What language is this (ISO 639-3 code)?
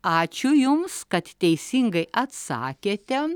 lit